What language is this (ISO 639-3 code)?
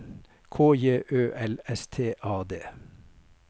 nor